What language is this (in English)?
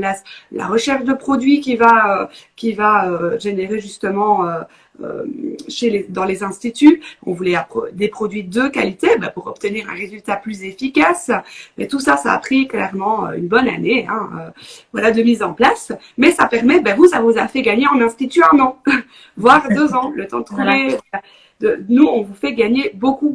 French